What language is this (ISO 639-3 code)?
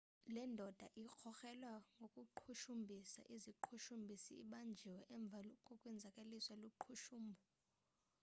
xho